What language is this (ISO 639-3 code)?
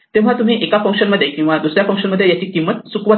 mar